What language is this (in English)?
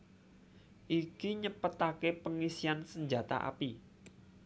Javanese